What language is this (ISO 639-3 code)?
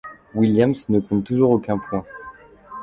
fra